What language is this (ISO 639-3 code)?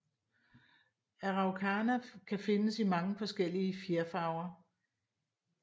dan